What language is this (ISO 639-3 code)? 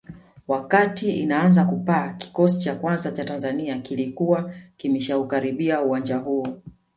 swa